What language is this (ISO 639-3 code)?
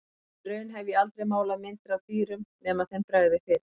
isl